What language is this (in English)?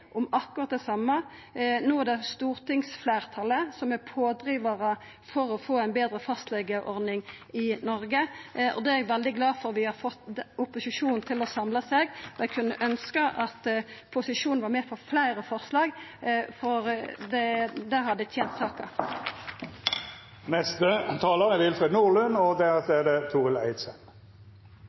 Norwegian